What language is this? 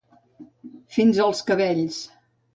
Catalan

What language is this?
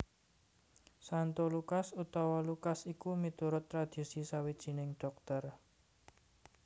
Javanese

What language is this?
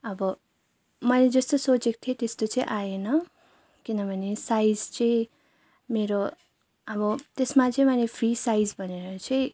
Nepali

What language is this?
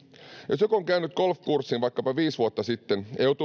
Finnish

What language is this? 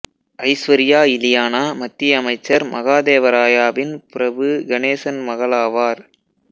Tamil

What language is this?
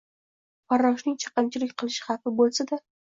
Uzbek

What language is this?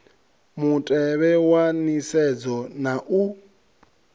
Venda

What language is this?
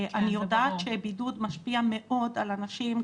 Hebrew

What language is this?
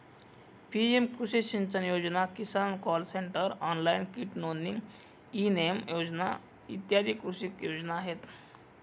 Marathi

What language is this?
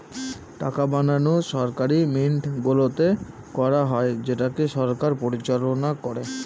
Bangla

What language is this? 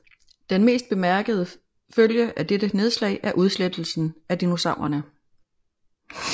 Danish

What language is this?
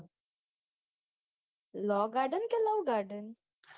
Gujarati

